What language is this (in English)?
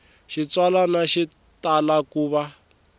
Tsonga